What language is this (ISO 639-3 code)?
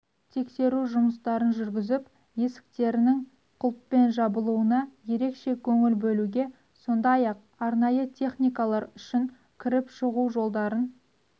kaz